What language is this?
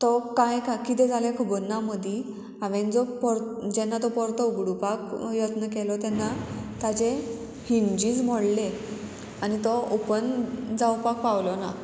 Konkani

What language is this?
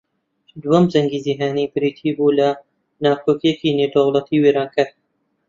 Central Kurdish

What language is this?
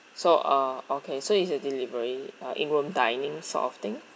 English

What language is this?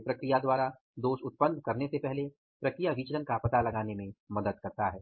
Hindi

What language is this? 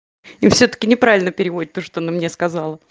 Russian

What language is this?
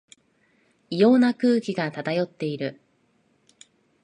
Japanese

